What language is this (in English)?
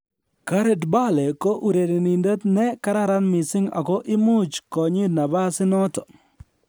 Kalenjin